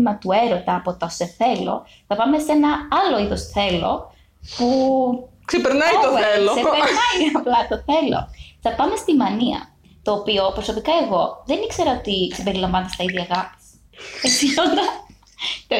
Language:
Greek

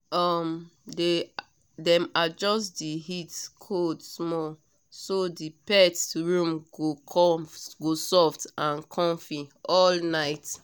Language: Nigerian Pidgin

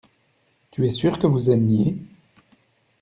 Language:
French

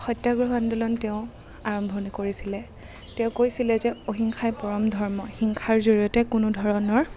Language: Assamese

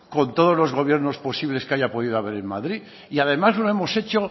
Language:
Spanish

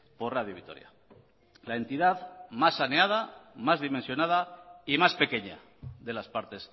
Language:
Spanish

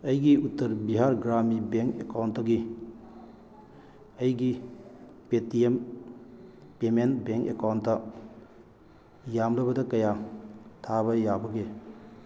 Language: Manipuri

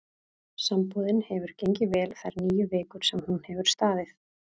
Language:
Icelandic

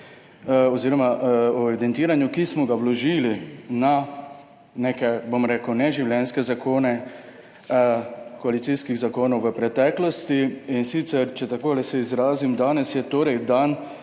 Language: Slovenian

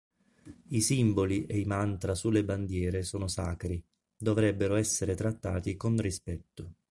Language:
Italian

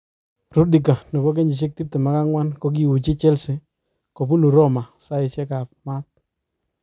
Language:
Kalenjin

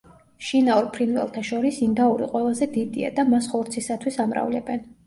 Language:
Georgian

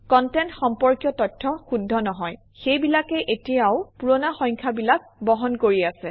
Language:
Assamese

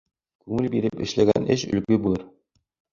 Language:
Bashkir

